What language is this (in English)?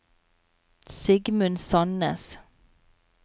Norwegian